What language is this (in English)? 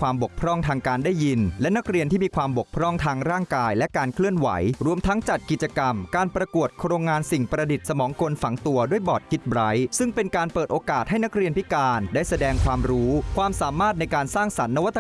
Thai